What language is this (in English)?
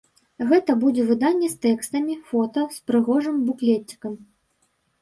Belarusian